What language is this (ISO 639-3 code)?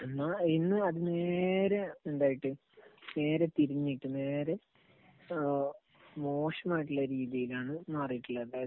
mal